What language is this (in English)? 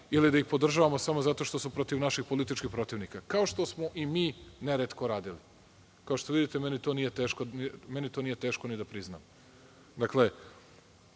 Serbian